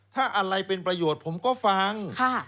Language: Thai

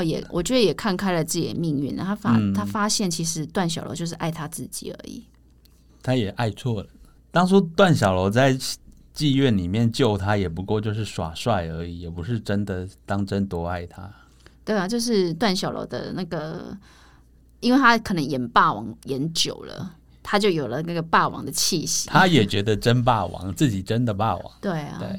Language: Chinese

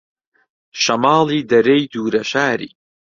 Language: Central Kurdish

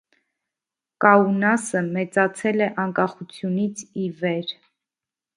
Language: Armenian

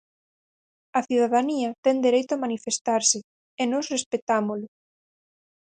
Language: Galician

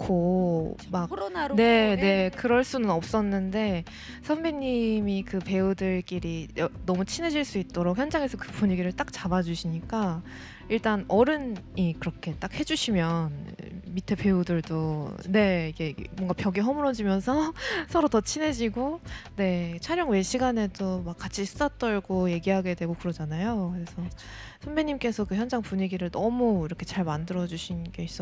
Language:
Korean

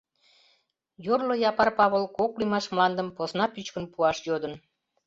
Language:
Mari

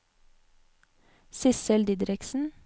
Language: Norwegian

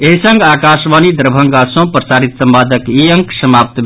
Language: Maithili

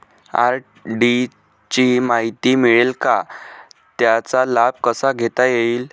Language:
Marathi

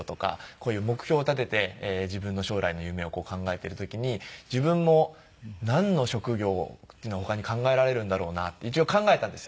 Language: Japanese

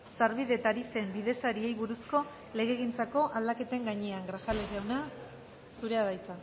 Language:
Basque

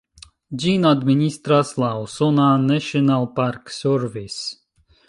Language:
Esperanto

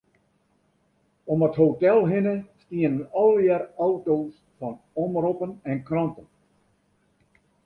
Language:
Western Frisian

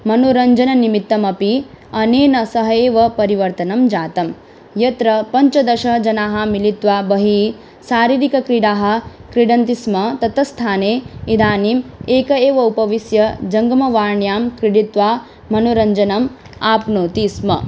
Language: Sanskrit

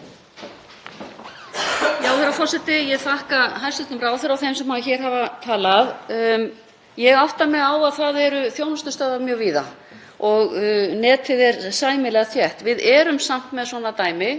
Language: Icelandic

